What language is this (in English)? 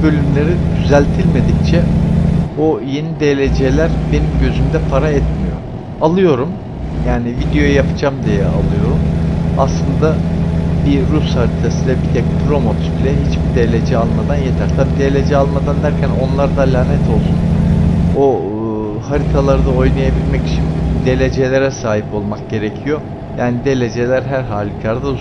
Turkish